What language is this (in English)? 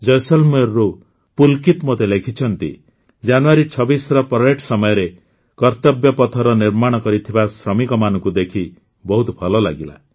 Odia